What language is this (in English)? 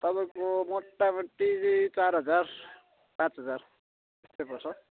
Nepali